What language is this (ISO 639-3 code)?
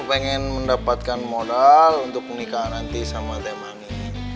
ind